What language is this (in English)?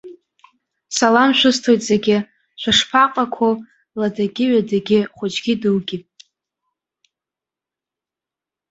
Abkhazian